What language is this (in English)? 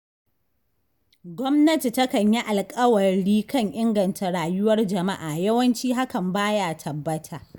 Hausa